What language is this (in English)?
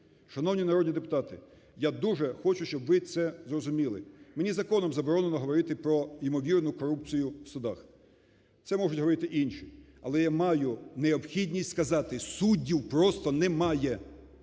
Ukrainian